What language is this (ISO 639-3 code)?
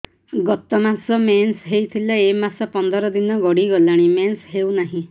ori